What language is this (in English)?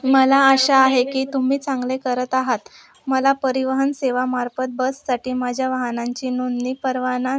Marathi